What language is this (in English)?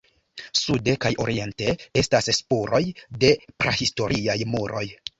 Esperanto